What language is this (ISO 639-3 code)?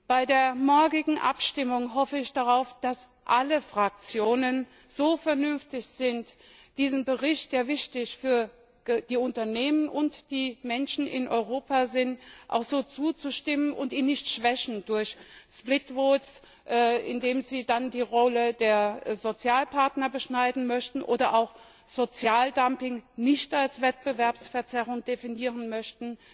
deu